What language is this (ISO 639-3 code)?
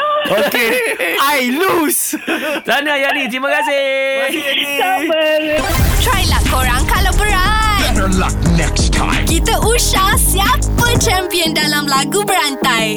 msa